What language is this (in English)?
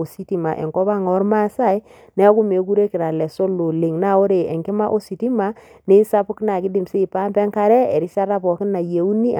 Masai